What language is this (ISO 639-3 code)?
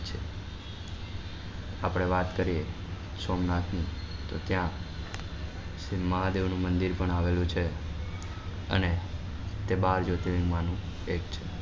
guj